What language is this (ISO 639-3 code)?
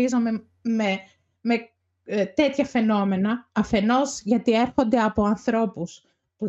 ell